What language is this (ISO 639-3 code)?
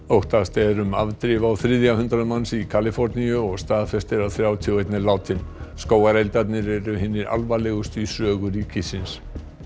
isl